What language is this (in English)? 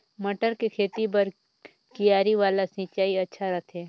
Chhattisgarhi